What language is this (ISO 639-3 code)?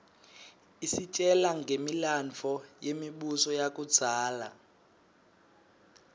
ssw